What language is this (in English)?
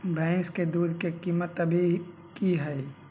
Magahi